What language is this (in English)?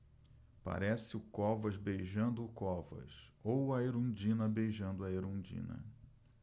Portuguese